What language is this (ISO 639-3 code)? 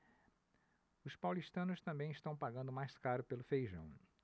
por